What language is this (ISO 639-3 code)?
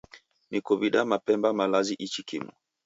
dav